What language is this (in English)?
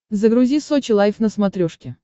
Russian